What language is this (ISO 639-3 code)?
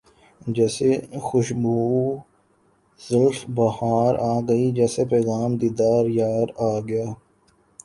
urd